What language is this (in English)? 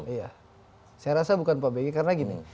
Indonesian